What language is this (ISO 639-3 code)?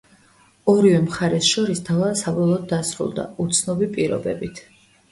kat